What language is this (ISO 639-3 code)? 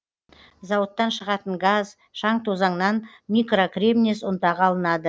kaz